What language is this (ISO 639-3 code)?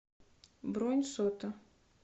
rus